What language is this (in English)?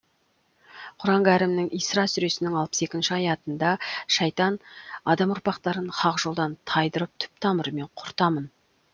Kazakh